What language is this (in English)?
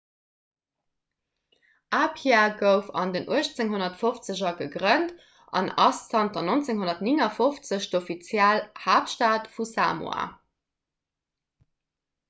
Luxembourgish